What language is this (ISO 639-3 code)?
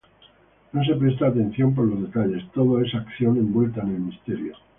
spa